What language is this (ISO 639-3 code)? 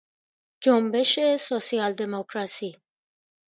fas